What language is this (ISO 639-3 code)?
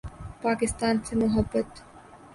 urd